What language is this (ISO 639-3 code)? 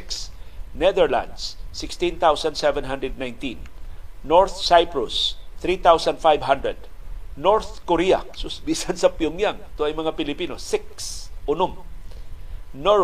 fil